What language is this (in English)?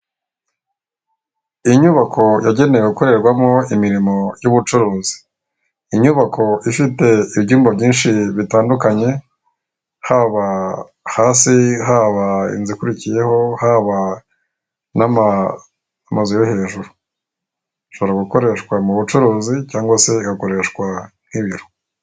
Kinyarwanda